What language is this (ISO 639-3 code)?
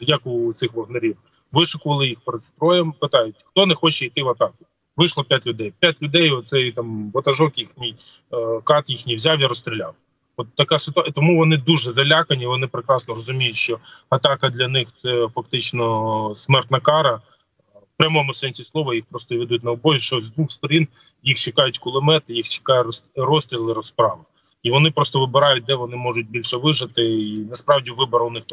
ukr